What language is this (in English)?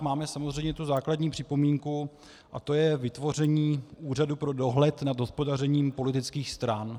Czech